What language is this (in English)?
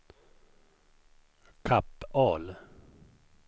Swedish